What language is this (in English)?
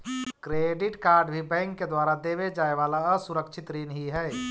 Magahi